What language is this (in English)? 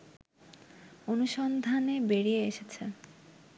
Bangla